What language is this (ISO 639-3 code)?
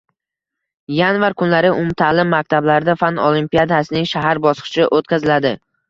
uzb